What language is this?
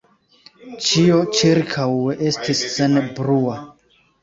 Esperanto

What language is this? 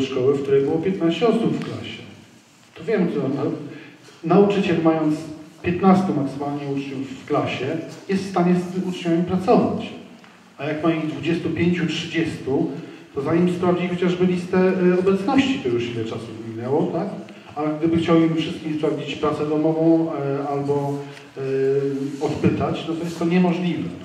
Polish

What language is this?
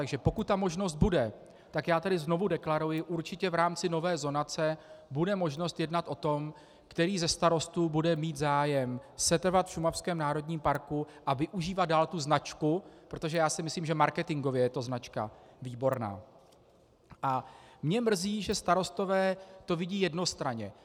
Czech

